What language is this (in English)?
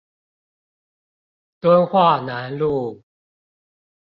Chinese